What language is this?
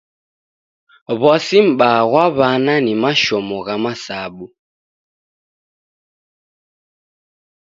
Taita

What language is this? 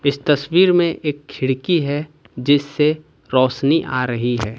Hindi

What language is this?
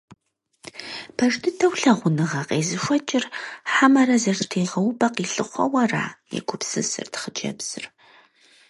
Kabardian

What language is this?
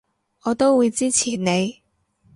Cantonese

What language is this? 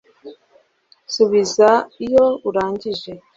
Kinyarwanda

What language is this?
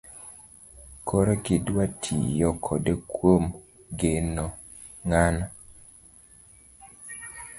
Luo (Kenya and Tanzania)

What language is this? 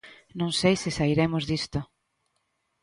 Galician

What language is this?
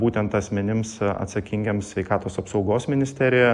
Lithuanian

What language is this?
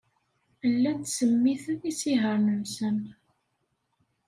Kabyle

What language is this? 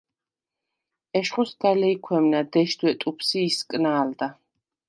Svan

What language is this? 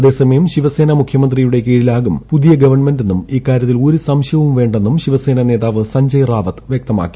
Malayalam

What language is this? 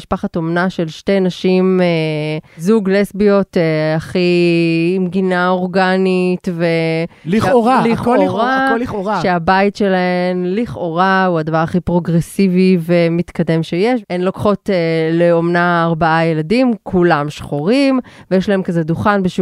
Hebrew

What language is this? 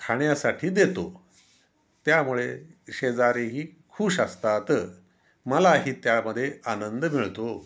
Marathi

